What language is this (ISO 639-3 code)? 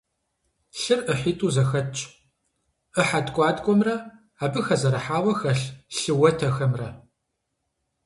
kbd